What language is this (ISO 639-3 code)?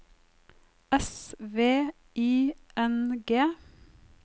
nor